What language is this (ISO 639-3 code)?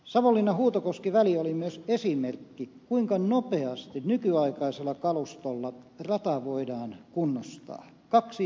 fin